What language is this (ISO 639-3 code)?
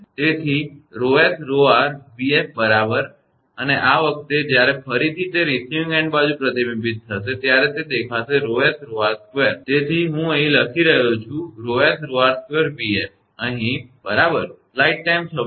guj